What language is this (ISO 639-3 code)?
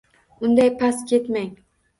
uzb